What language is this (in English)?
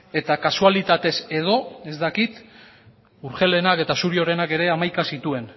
Basque